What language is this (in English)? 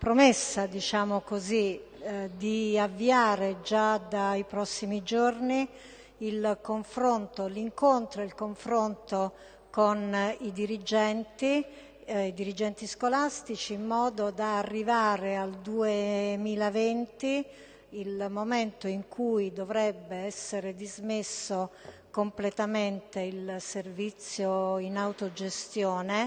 Italian